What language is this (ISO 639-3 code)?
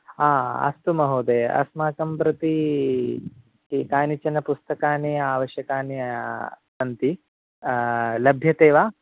san